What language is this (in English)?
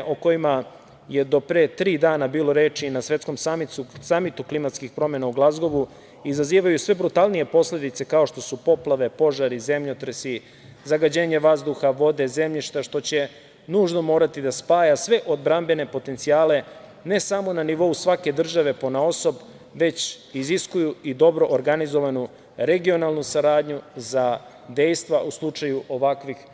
Serbian